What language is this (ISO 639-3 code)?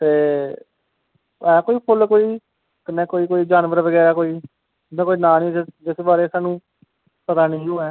doi